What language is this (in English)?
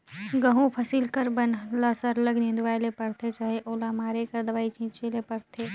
Chhattisgarhi